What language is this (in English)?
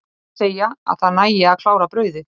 Icelandic